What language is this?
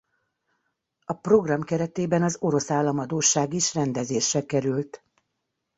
Hungarian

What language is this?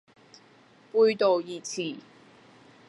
Cantonese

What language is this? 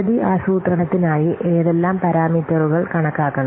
Malayalam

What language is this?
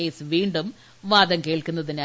Malayalam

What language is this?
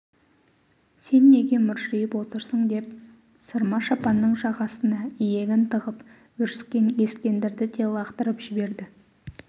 Kazakh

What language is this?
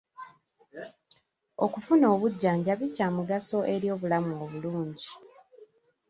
Ganda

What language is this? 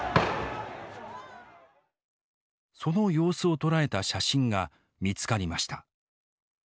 Japanese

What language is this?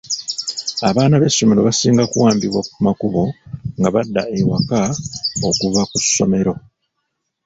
Ganda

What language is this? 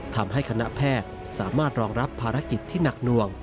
Thai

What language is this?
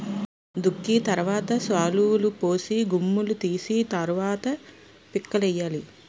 Telugu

